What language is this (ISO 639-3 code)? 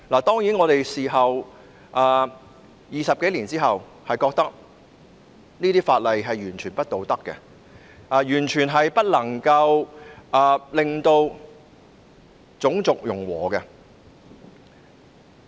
yue